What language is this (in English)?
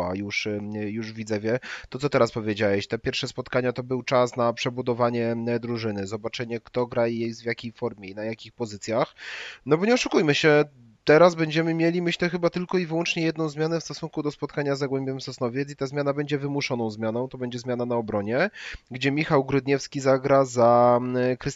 Polish